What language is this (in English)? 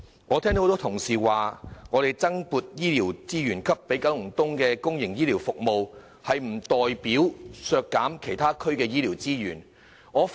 Cantonese